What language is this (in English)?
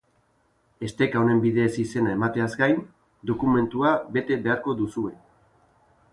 Basque